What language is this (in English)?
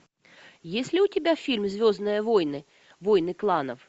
Russian